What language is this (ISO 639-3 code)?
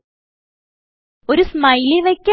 mal